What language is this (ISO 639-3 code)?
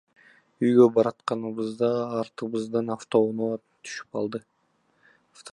kir